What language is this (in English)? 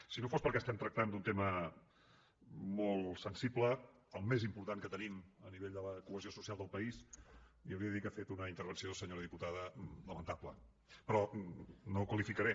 Catalan